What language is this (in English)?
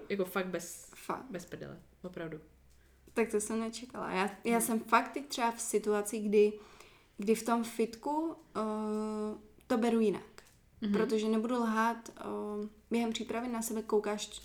Czech